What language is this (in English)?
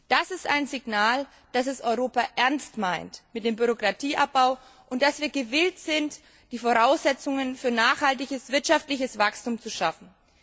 German